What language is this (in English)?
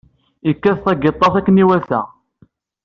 Kabyle